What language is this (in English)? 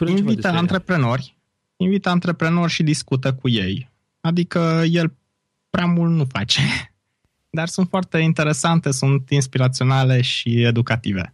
Romanian